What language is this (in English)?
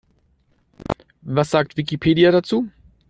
German